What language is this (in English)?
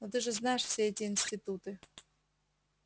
Russian